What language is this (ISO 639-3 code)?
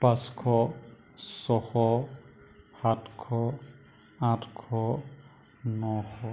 asm